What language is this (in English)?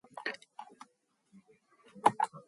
Mongolian